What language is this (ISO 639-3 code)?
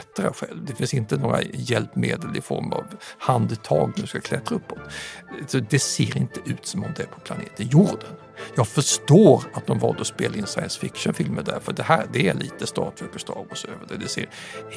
swe